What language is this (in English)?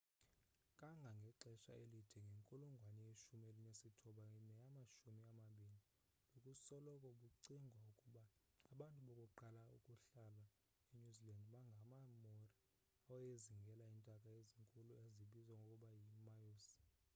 Xhosa